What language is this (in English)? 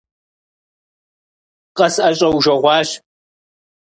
Kabardian